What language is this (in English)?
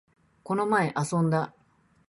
Japanese